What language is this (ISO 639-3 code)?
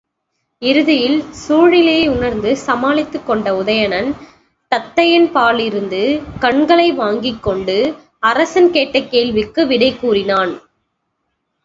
tam